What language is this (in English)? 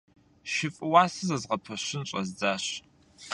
Kabardian